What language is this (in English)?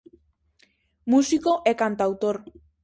Galician